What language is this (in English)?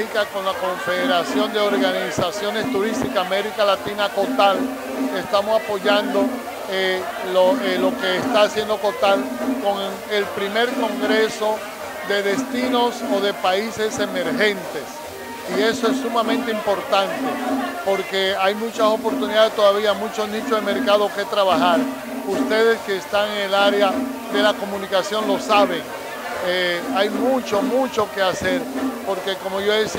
Spanish